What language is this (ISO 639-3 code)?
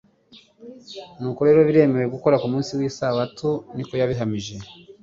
kin